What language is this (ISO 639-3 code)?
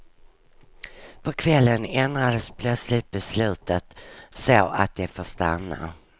swe